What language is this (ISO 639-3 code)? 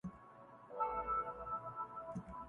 urd